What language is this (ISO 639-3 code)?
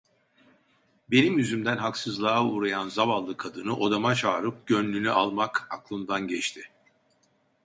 tur